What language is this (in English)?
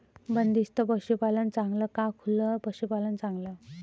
Marathi